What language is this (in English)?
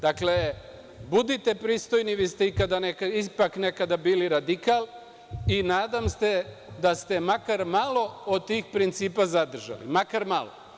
Serbian